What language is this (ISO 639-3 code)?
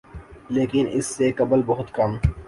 urd